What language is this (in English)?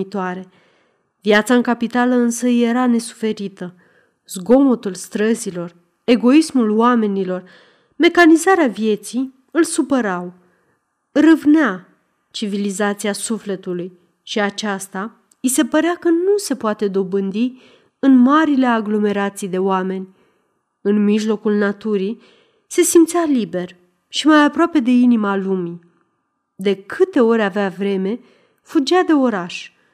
Romanian